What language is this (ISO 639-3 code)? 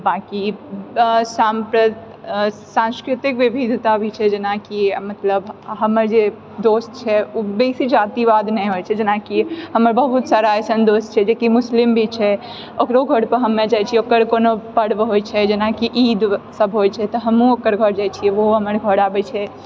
mai